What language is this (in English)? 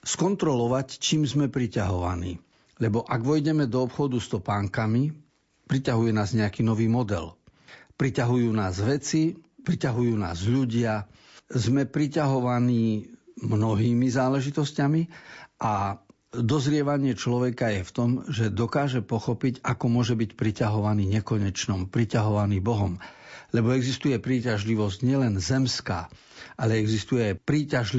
Slovak